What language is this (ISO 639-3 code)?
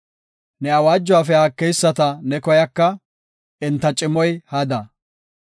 gof